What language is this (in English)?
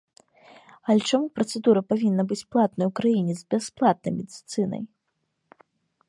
Belarusian